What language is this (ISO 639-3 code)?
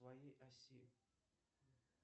rus